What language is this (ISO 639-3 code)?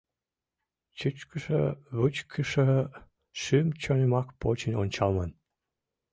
chm